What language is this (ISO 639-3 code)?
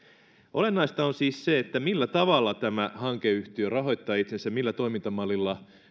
fin